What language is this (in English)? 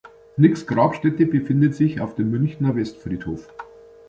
German